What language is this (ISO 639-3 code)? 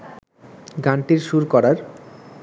ben